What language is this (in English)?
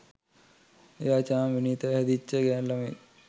Sinhala